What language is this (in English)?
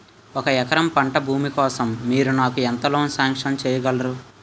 Telugu